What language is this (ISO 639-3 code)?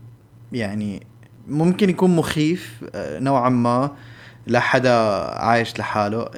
ara